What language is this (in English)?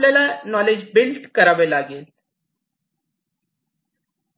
Marathi